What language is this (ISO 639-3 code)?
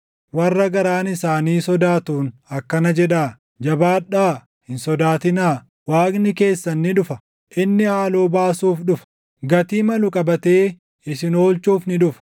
orm